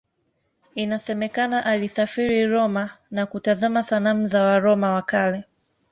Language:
Swahili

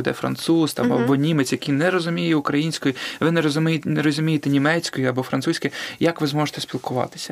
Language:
Ukrainian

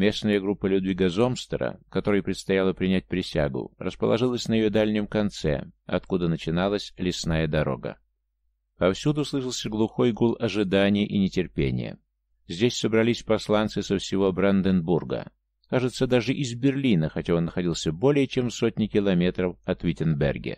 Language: Russian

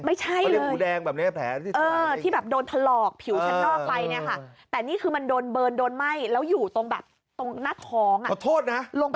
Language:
Thai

